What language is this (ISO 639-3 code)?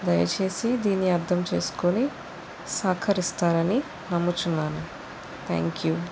tel